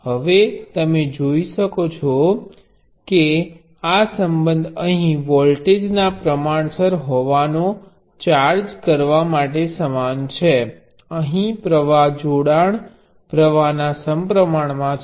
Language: Gujarati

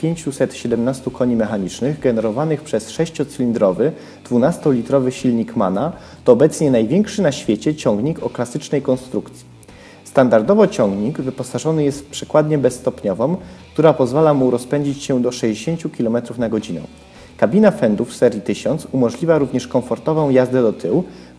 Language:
Polish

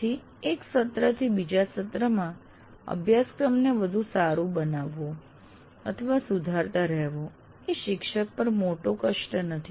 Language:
Gujarati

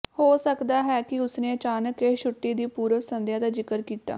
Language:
Punjabi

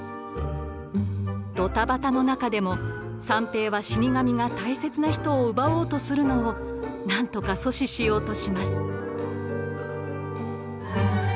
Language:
Japanese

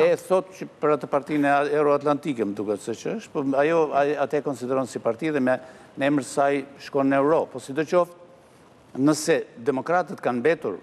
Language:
Romanian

